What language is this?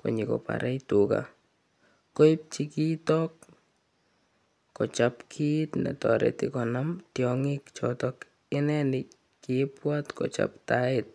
Kalenjin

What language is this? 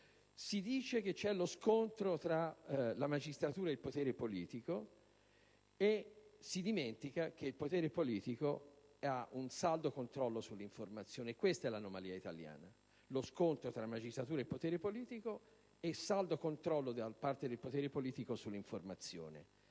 Italian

